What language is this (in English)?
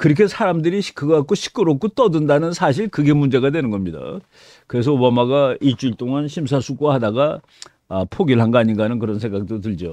Korean